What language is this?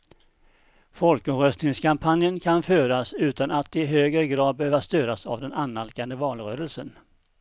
Swedish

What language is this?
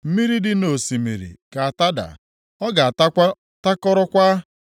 Igbo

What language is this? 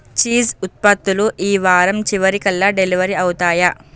Telugu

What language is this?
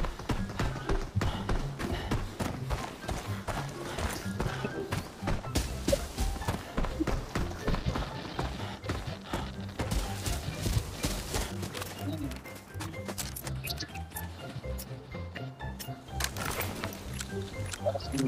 Indonesian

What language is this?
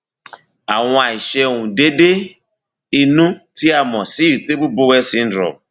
Yoruba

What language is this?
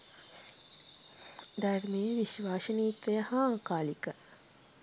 Sinhala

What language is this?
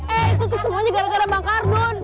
Indonesian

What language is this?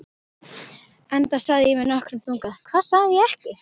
Icelandic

